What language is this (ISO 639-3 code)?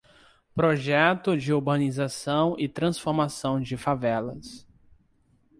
por